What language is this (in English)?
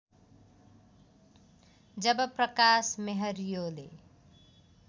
Nepali